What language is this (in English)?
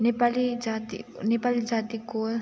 Nepali